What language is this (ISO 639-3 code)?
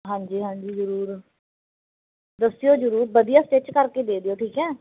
pan